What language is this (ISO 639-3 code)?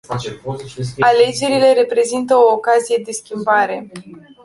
ron